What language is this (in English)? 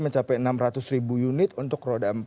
Indonesian